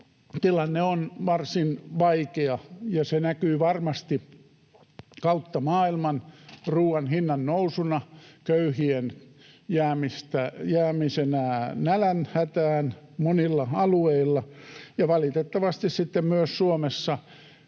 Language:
Finnish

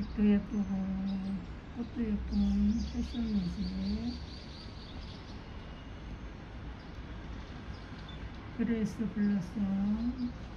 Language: Korean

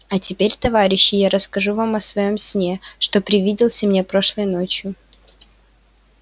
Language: Russian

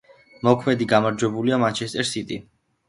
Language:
Georgian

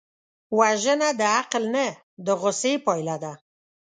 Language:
Pashto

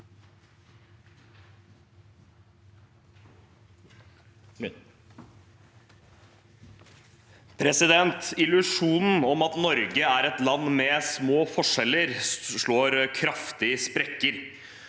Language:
Norwegian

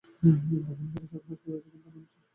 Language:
Bangla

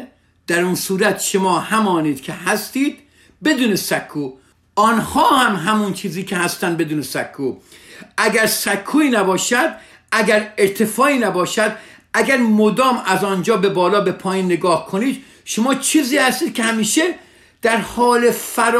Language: Persian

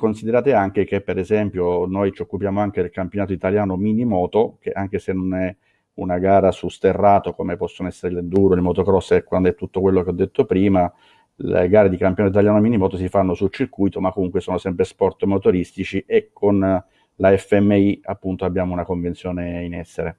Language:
Italian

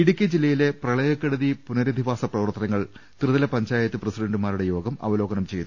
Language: Malayalam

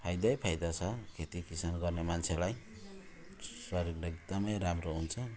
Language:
Nepali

